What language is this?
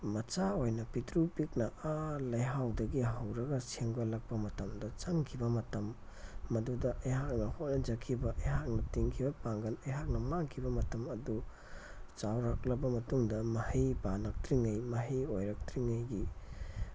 Manipuri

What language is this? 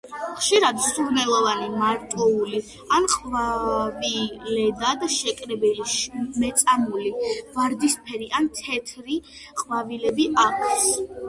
Georgian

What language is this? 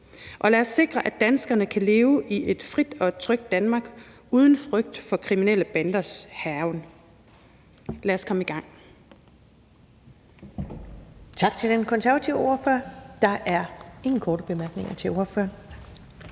Danish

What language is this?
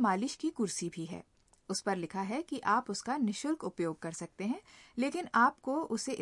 Hindi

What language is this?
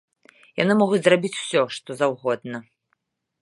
Belarusian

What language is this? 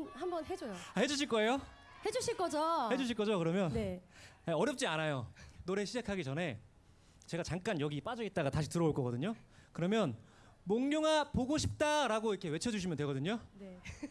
Korean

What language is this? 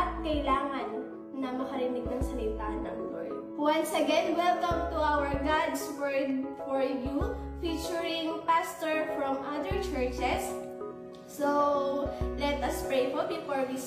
Filipino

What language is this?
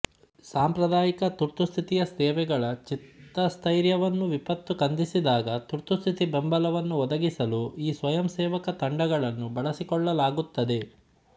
Kannada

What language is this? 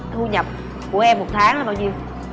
Vietnamese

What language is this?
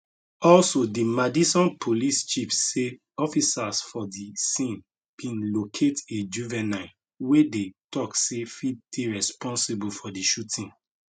Nigerian Pidgin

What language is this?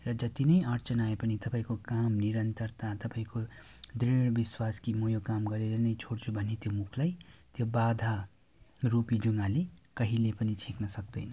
Nepali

